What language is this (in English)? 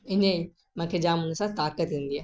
Sindhi